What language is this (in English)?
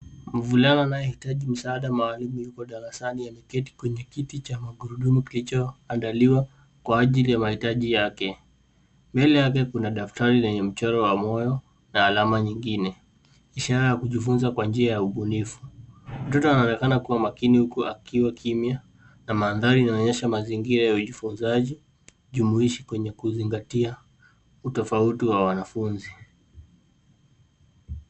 Swahili